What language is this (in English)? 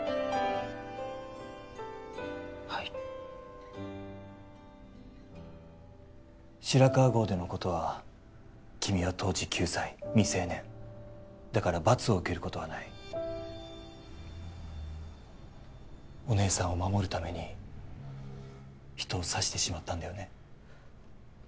Japanese